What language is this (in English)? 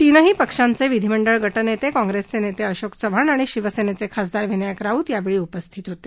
Marathi